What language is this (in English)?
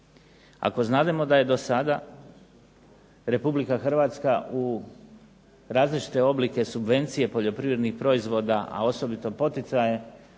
Croatian